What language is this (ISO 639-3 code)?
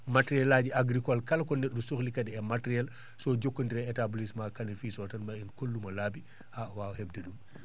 ful